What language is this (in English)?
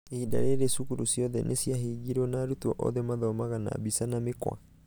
Kikuyu